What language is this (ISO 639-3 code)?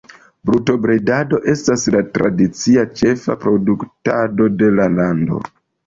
epo